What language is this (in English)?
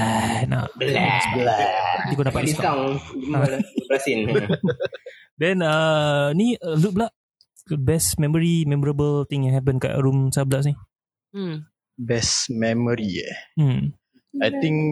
Malay